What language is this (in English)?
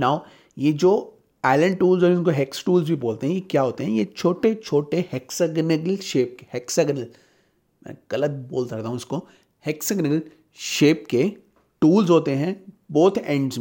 Hindi